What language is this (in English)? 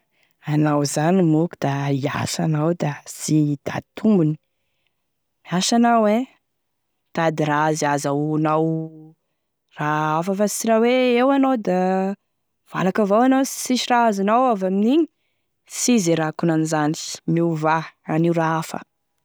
Tesaka Malagasy